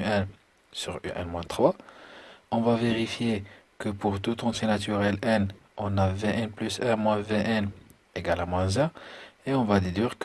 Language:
French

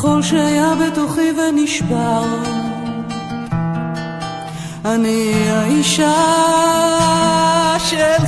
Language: Hebrew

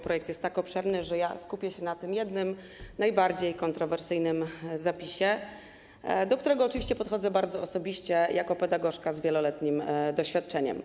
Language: Polish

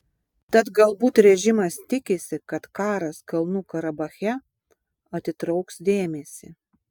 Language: Lithuanian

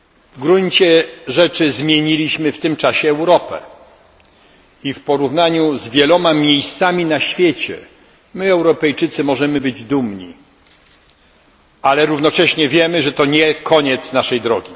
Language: Polish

